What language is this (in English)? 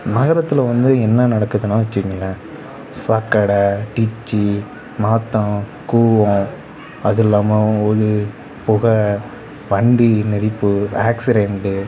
Tamil